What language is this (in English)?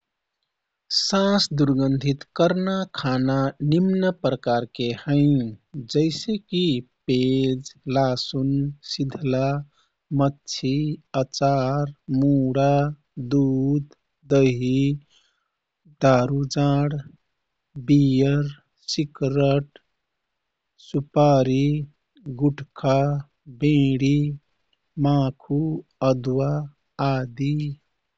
Kathoriya Tharu